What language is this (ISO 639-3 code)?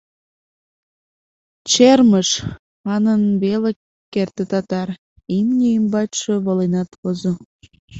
chm